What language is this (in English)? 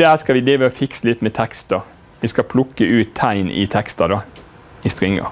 Norwegian